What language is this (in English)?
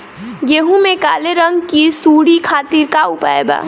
Bhojpuri